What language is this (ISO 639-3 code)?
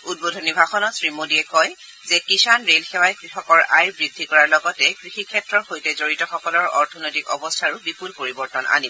asm